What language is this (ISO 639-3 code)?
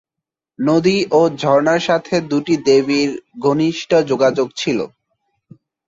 ben